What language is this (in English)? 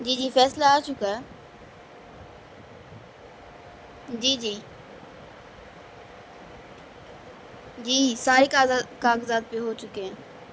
Urdu